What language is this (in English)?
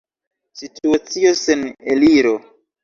Esperanto